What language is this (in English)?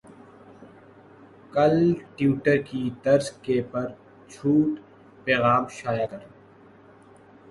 Urdu